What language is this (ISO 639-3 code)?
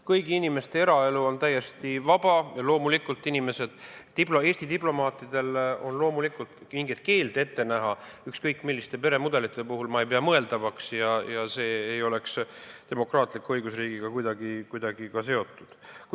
est